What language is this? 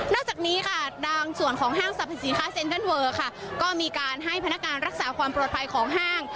Thai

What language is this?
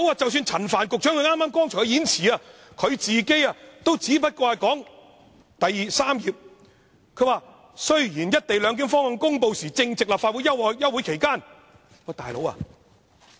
Cantonese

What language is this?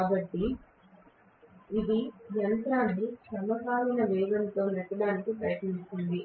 Telugu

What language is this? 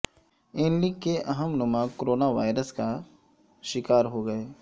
Urdu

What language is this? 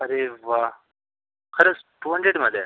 Marathi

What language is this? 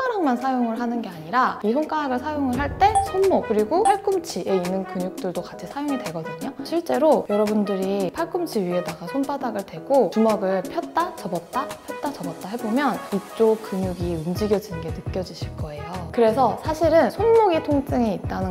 Korean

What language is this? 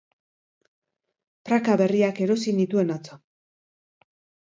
Basque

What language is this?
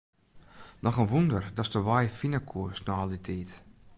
Western Frisian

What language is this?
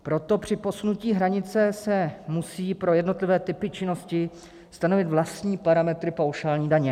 Czech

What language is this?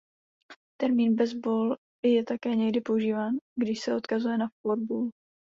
Czech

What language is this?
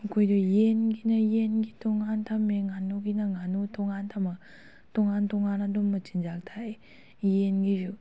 Manipuri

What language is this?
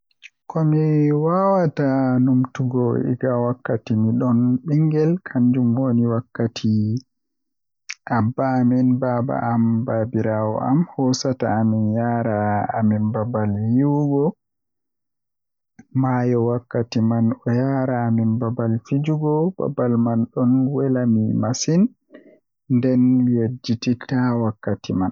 Western Niger Fulfulde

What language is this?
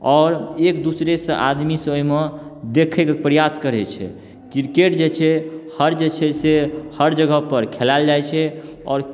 Maithili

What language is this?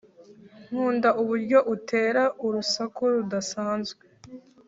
Kinyarwanda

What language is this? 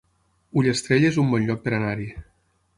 Catalan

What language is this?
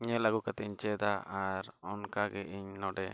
Santali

